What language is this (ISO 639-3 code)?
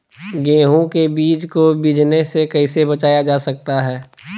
mag